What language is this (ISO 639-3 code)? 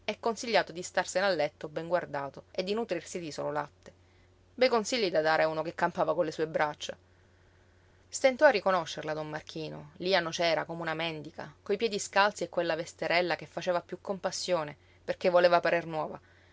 ita